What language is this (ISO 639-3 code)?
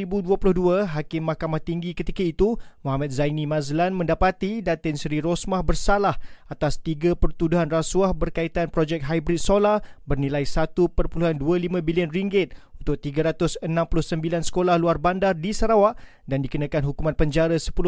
msa